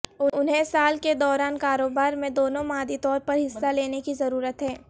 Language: Urdu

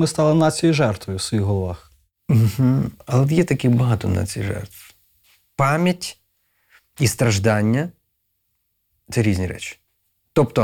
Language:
Ukrainian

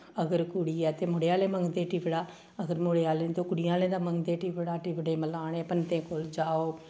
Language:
Dogri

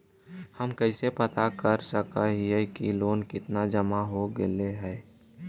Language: Magahi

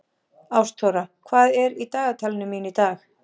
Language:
Icelandic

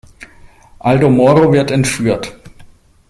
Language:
German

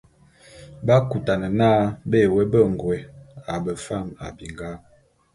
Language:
Bulu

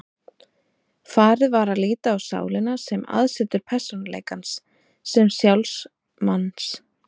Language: Icelandic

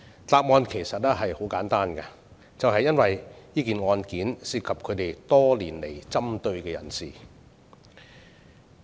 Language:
Cantonese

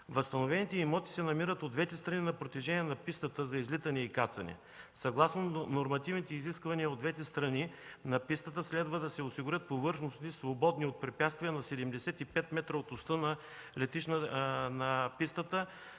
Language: Bulgarian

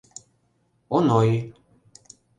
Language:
Mari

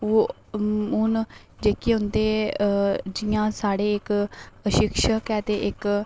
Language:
Dogri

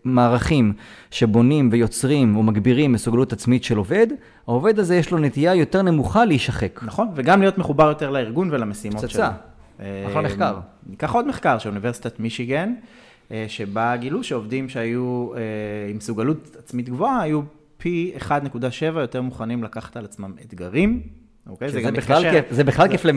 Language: Hebrew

